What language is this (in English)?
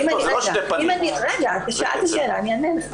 Hebrew